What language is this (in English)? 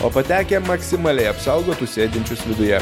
Lithuanian